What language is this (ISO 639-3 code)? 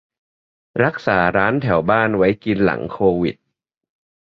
tha